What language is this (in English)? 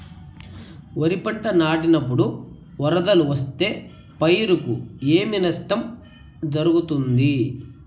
Telugu